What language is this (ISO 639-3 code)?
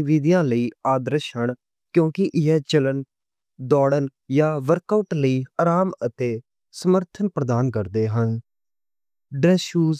lah